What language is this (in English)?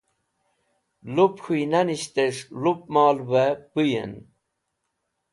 Wakhi